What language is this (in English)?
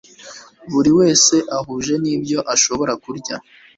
Kinyarwanda